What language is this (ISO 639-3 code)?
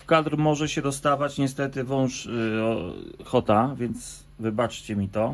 pol